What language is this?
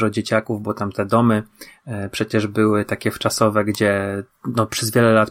Polish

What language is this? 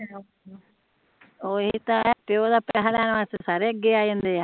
Punjabi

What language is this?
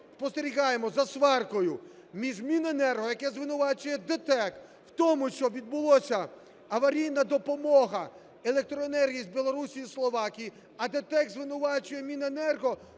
Ukrainian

